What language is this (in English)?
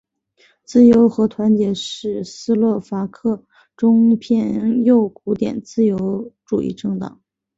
Chinese